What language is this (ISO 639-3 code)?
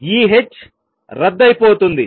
tel